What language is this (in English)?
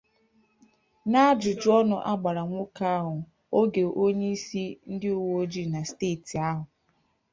Igbo